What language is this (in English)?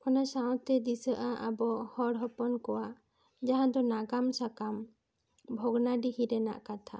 Santali